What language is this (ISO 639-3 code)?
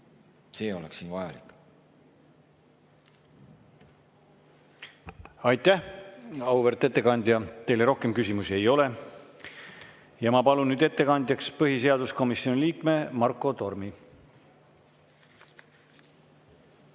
est